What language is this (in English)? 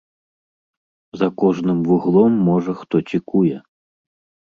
Belarusian